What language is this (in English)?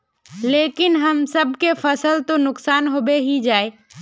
Magahi